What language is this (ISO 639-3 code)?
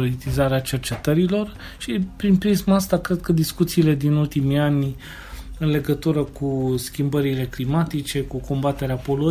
ron